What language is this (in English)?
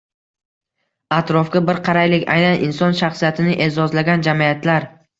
Uzbek